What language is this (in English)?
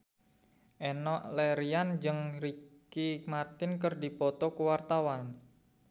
Sundanese